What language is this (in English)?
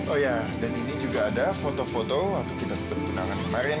Indonesian